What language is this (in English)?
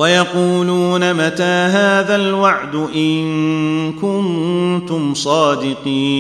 Arabic